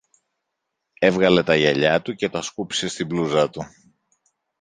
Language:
Greek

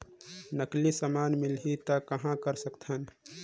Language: Chhattisgarhi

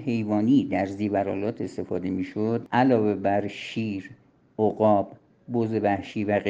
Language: Persian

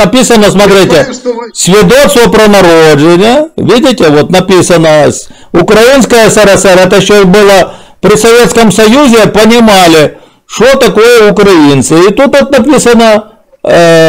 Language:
Russian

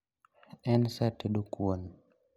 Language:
Luo (Kenya and Tanzania)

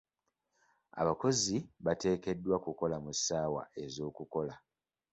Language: Ganda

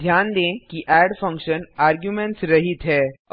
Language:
Hindi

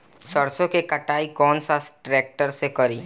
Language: Bhojpuri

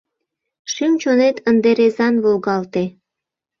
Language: Mari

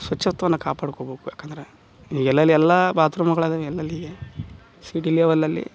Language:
Kannada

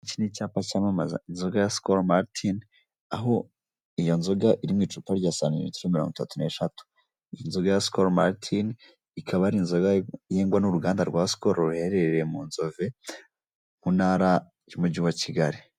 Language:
Kinyarwanda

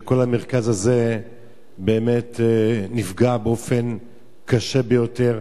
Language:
Hebrew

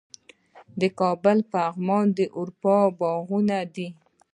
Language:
Pashto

